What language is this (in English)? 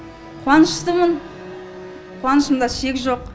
Kazakh